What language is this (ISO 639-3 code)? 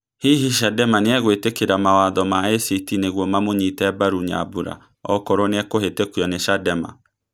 kik